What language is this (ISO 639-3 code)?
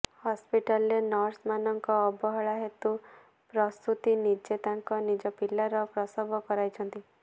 ori